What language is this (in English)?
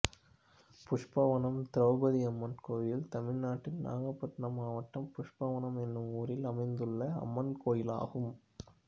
Tamil